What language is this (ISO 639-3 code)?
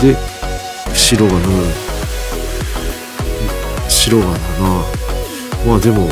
jpn